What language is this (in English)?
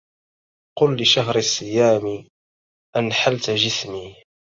Arabic